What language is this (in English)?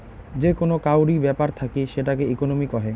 Bangla